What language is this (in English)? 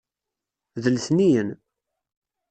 Kabyle